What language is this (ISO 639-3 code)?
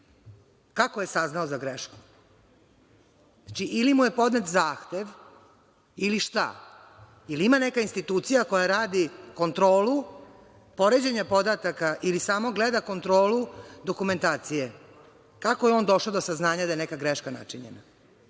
srp